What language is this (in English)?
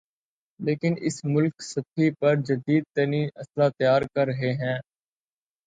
Urdu